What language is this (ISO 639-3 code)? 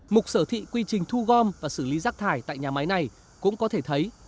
vie